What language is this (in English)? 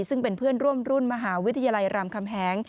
Thai